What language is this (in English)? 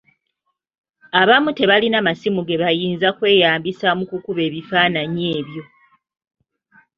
Ganda